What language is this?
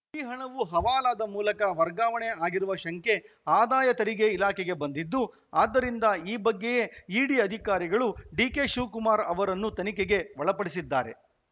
Kannada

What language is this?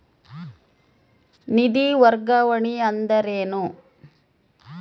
Kannada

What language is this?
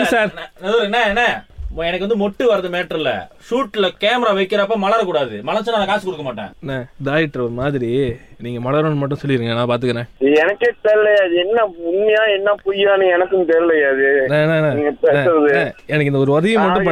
Tamil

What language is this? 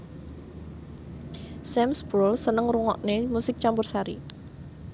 Javanese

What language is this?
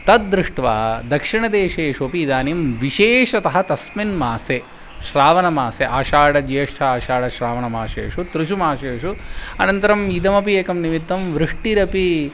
Sanskrit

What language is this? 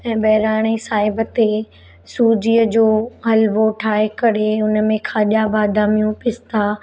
Sindhi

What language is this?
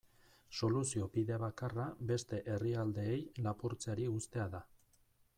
Basque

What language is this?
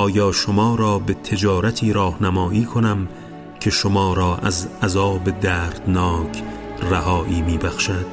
Persian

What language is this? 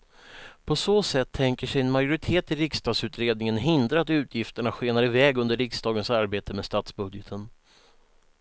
Swedish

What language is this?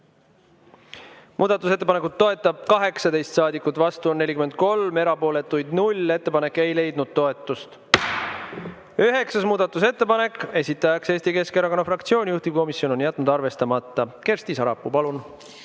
Estonian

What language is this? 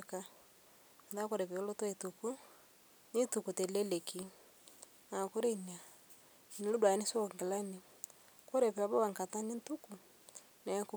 Masai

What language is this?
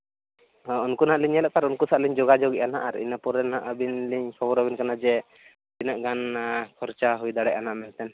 Santali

